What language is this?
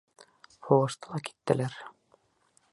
Bashkir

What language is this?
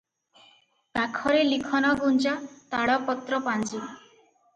Odia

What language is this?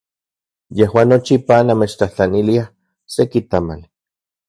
Central Puebla Nahuatl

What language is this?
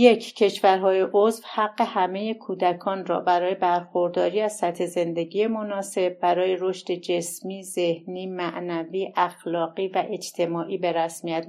Persian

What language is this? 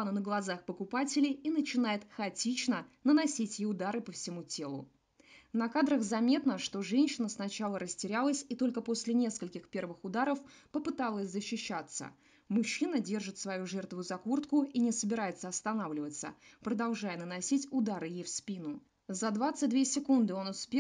Russian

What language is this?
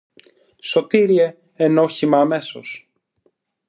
Greek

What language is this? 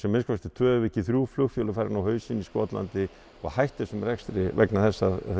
Icelandic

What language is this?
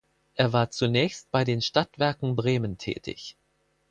German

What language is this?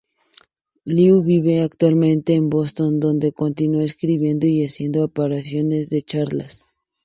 Spanish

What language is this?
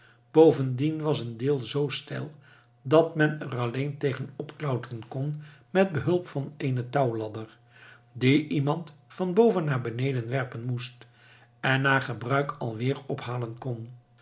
Dutch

